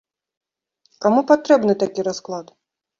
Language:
Belarusian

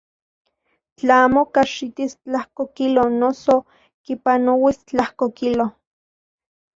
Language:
Central Puebla Nahuatl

